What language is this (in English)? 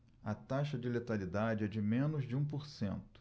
Portuguese